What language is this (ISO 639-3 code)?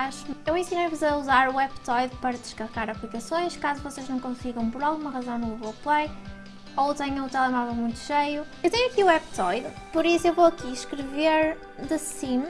por